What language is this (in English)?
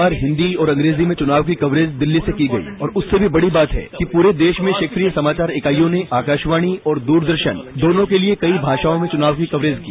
Hindi